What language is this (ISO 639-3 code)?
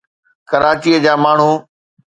snd